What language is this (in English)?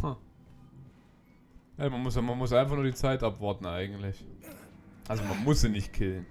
German